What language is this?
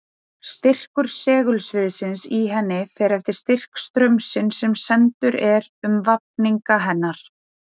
Icelandic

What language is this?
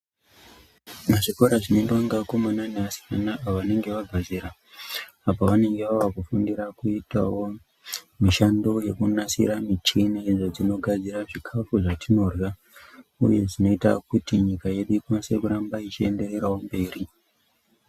Ndau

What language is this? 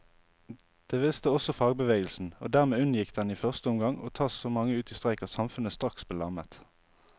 Norwegian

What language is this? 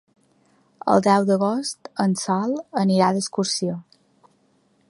Catalan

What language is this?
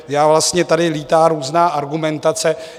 Czech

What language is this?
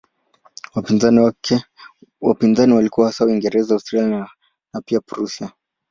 Swahili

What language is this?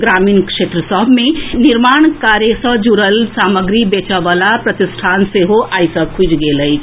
Maithili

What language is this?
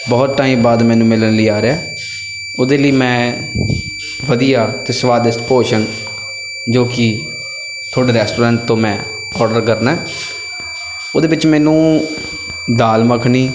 Punjabi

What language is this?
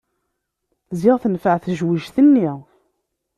Kabyle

